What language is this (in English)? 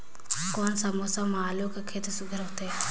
Chhattisgarhi